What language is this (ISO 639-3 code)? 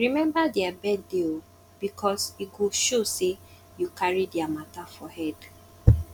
pcm